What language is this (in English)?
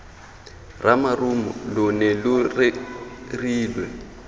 Tswana